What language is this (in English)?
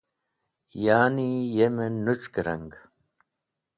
Wakhi